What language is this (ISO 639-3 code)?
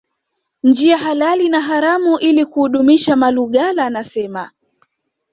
swa